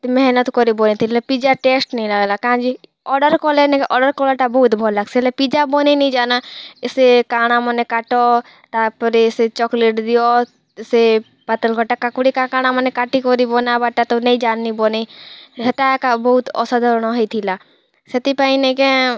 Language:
Odia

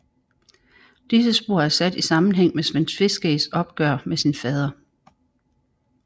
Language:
Danish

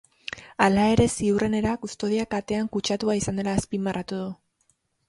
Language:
Basque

